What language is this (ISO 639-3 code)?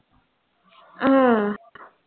tam